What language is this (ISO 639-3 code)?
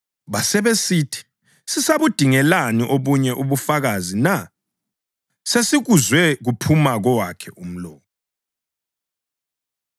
nde